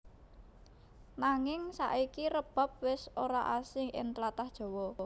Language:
Javanese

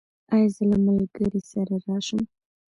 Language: Pashto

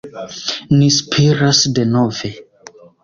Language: Esperanto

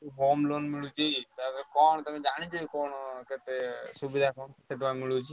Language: Odia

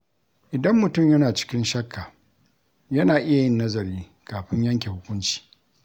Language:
Hausa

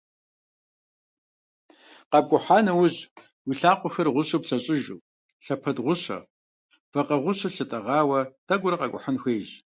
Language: Kabardian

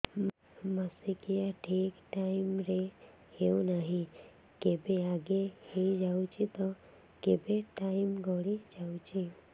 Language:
Odia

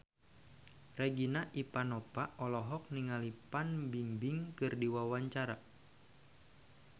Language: Sundanese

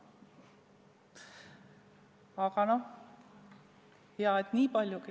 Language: Estonian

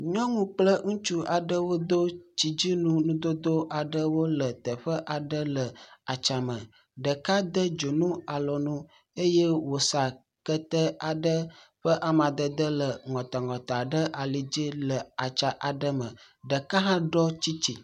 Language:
Ewe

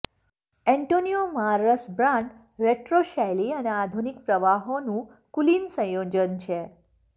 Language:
Gujarati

